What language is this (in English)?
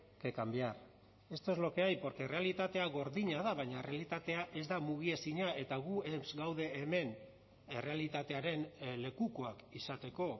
Basque